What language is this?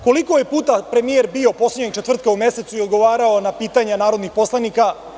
Serbian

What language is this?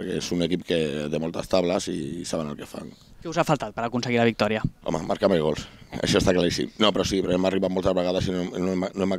Spanish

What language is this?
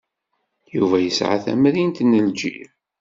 Kabyle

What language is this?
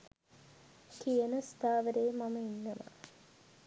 Sinhala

